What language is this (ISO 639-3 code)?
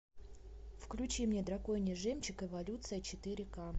rus